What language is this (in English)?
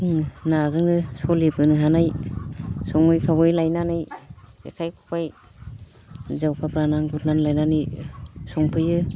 Bodo